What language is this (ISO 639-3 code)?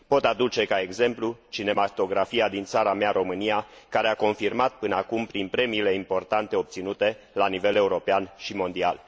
ron